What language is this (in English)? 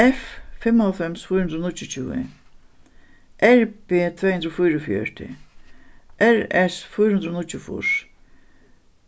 Faroese